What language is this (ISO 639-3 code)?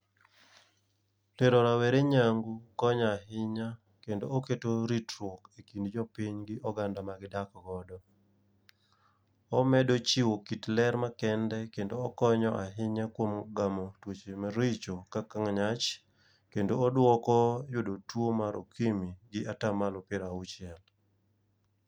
luo